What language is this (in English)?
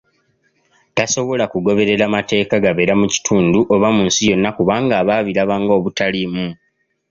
Ganda